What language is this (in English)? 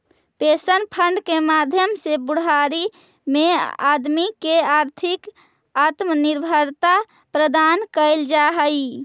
Magahi